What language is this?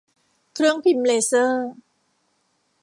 Thai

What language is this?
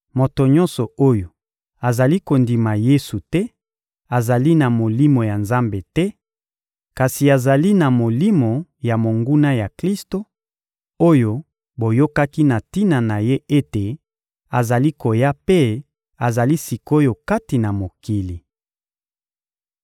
Lingala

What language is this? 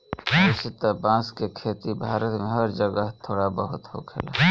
Bhojpuri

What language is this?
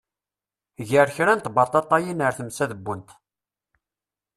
Kabyle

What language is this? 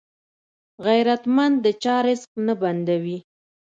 Pashto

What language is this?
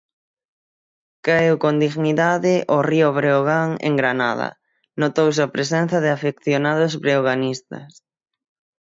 Galician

